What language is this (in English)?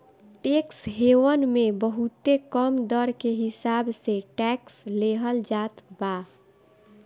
Bhojpuri